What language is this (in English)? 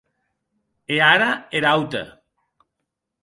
Occitan